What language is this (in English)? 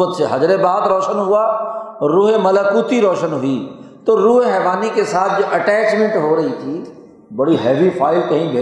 Urdu